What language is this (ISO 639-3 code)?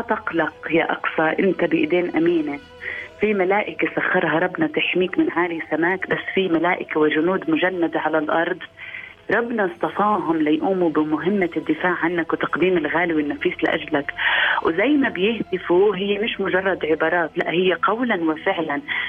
ara